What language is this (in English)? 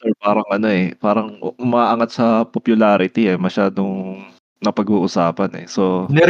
Filipino